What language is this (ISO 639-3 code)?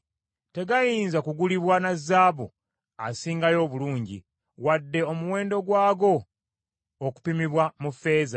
lug